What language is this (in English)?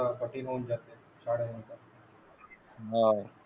Marathi